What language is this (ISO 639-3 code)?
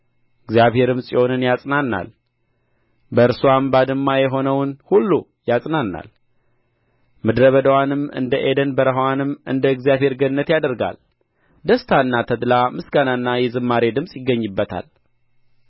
amh